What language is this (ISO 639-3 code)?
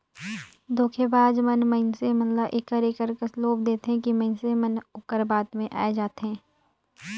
hne